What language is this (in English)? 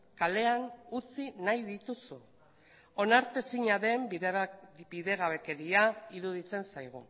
Basque